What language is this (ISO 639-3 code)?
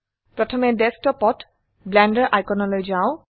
asm